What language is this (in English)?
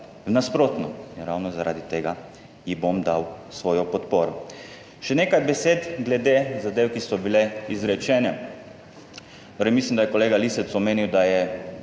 Slovenian